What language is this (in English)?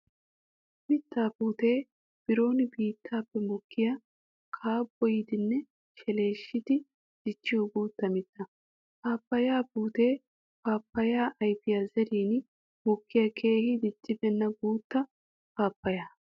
Wolaytta